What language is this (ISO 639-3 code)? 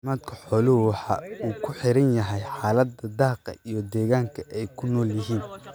som